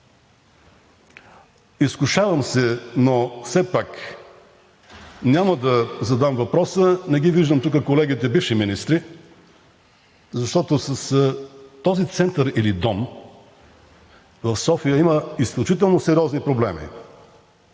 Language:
Bulgarian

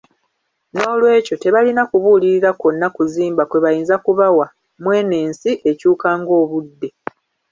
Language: Ganda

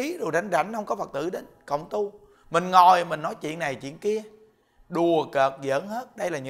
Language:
Vietnamese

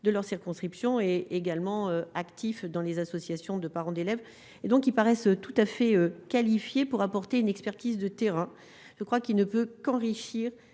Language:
French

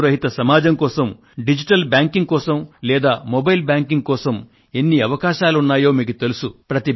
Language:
Telugu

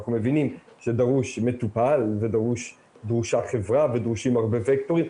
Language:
Hebrew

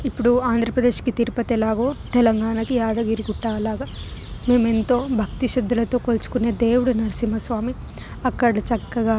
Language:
Telugu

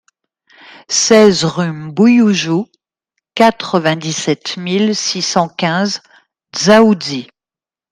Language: French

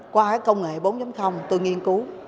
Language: Vietnamese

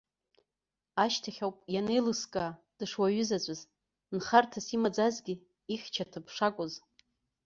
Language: Abkhazian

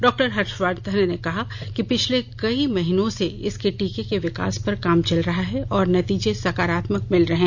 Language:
Hindi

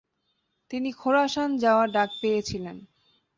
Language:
Bangla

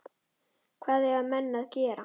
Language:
Icelandic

